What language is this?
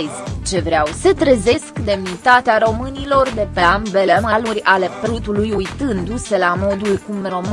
Romanian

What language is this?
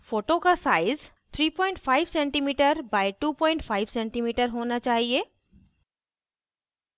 Hindi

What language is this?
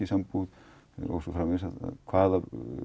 Icelandic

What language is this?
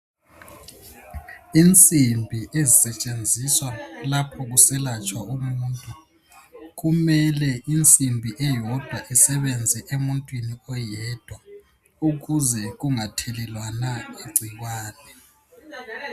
North Ndebele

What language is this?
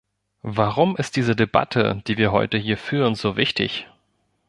German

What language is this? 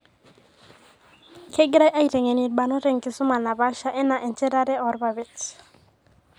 Masai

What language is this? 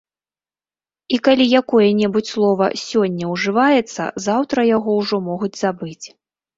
Belarusian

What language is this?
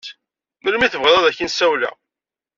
Kabyle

